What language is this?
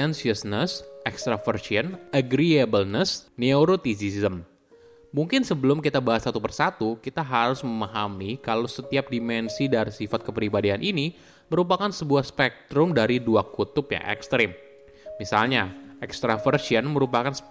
Indonesian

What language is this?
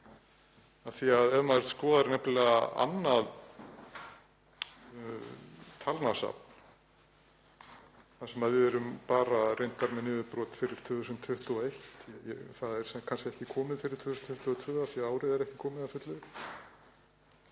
Icelandic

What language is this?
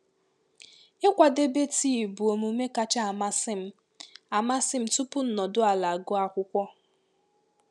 Igbo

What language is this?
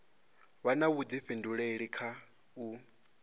Venda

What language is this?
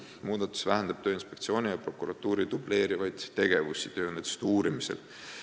Estonian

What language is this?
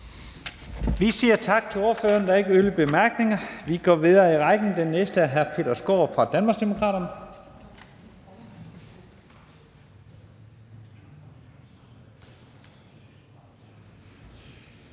Danish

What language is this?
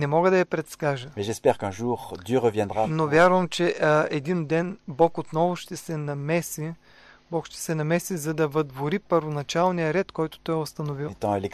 Bulgarian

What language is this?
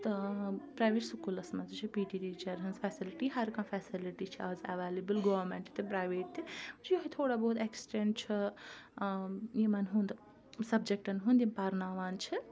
Kashmiri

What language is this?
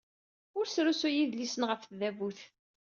Kabyle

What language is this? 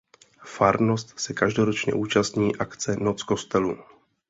Czech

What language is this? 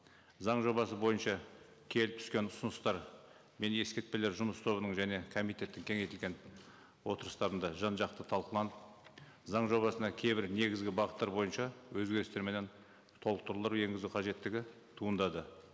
Kazakh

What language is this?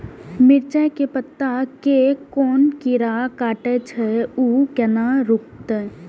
Maithili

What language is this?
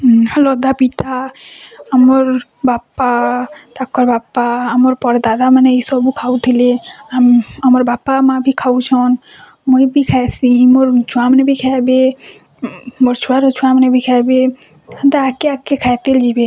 Odia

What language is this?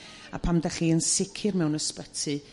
Welsh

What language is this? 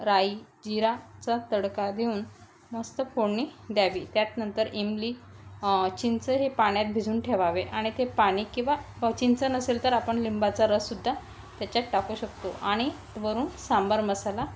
Marathi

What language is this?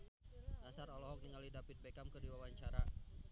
Sundanese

